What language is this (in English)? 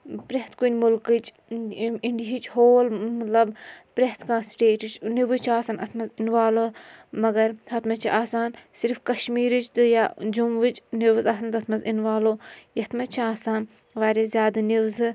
Kashmiri